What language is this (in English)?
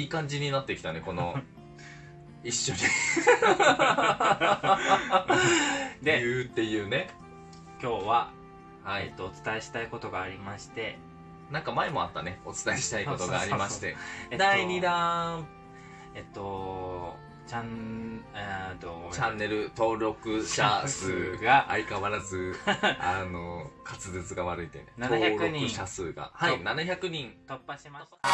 Japanese